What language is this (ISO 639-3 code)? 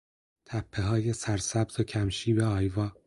fas